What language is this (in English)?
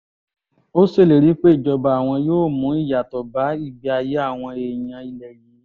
Yoruba